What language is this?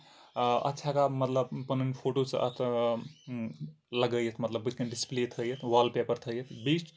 Kashmiri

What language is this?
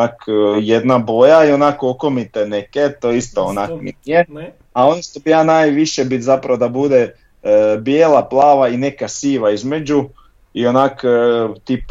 Croatian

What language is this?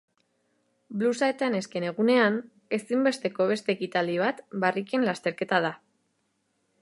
Basque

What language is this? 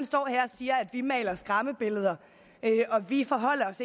Danish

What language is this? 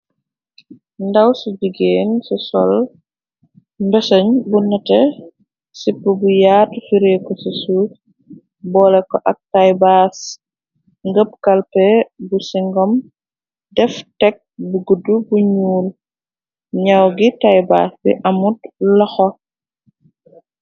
Wolof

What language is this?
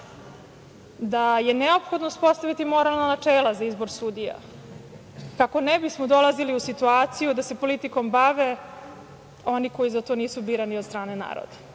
Serbian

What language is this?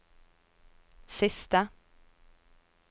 Norwegian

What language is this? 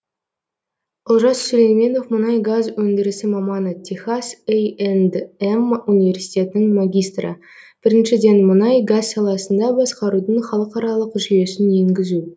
Kazakh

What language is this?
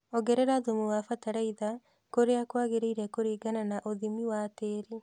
Kikuyu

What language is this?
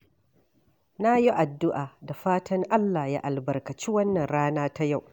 Hausa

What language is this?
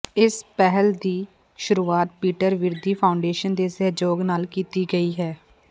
Punjabi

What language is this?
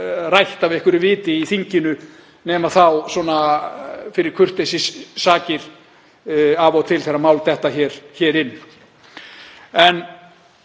Icelandic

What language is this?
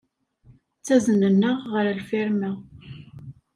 Kabyle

